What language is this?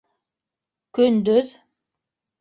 Bashkir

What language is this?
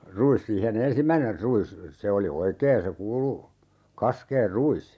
Finnish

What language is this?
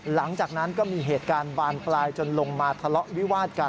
Thai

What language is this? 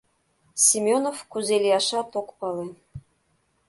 Mari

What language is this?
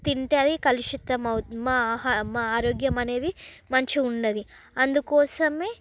Telugu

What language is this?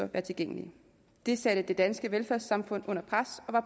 Danish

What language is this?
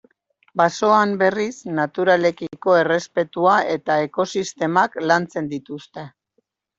Basque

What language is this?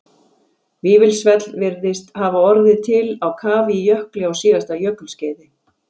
Icelandic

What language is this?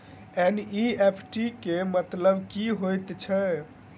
Maithili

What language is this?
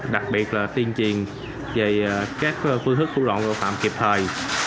Vietnamese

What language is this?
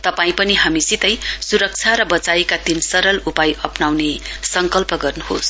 Nepali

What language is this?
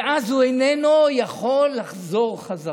Hebrew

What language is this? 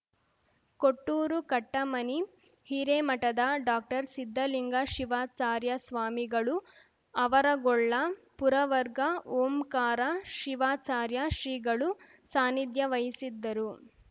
Kannada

